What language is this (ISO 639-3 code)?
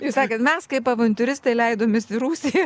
lit